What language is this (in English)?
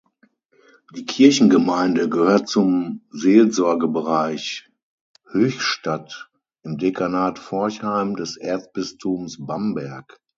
German